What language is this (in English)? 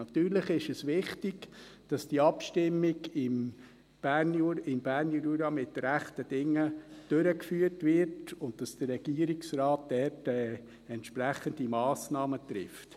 Swiss German